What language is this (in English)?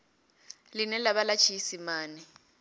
Venda